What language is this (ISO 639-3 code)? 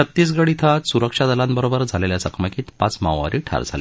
mar